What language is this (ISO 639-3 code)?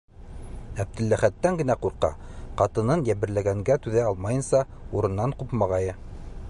bak